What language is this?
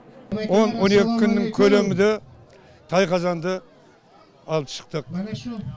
Kazakh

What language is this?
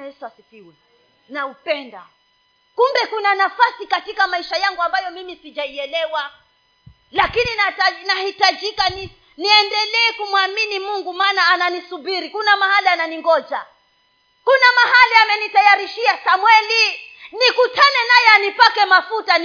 Swahili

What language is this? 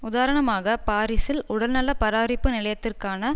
Tamil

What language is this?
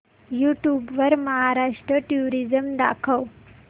Marathi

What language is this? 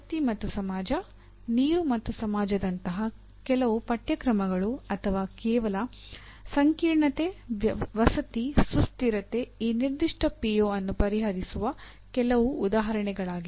Kannada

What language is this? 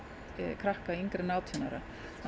Icelandic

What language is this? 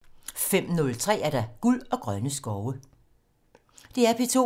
Danish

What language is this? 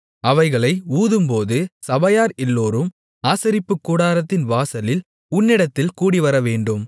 Tamil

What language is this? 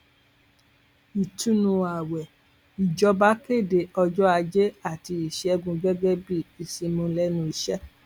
Yoruba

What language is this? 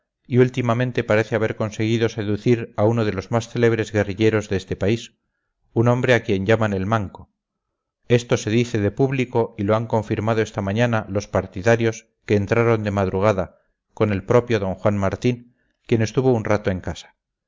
Spanish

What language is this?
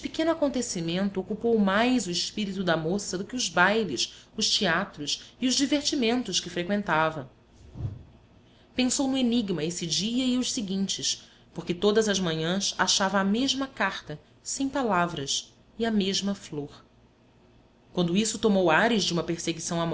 Portuguese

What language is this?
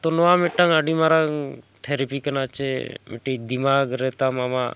Santali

